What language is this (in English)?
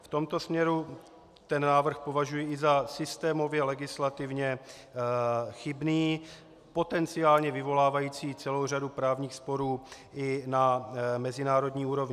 Czech